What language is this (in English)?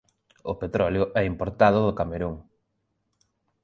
Galician